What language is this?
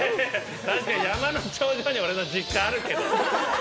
Japanese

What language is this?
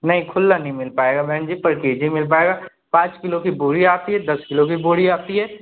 Hindi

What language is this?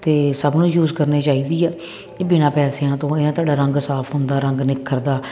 Punjabi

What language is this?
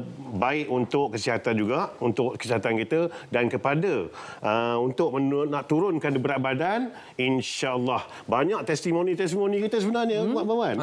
Malay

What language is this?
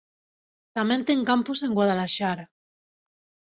Galician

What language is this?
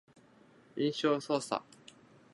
Japanese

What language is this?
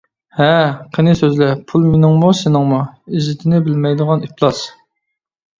Uyghur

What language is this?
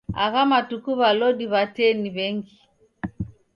Taita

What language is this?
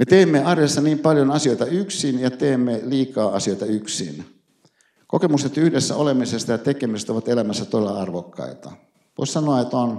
Finnish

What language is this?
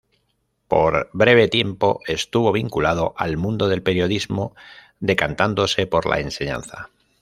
Spanish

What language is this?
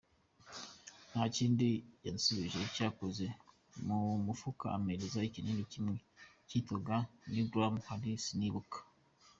Kinyarwanda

